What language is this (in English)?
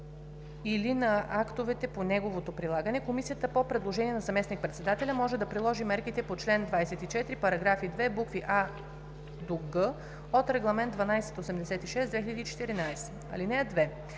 Bulgarian